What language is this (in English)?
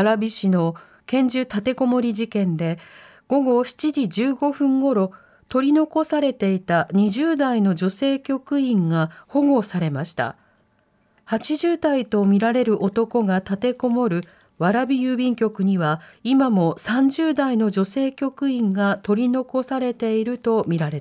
Japanese